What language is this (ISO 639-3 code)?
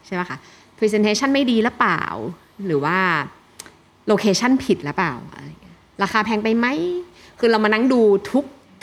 tha